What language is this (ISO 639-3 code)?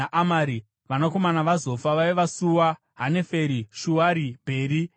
sna